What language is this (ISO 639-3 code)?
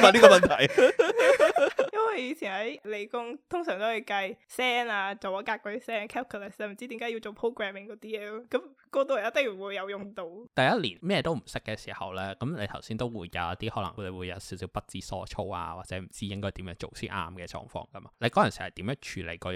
zho